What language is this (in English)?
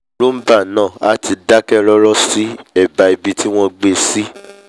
Yoruba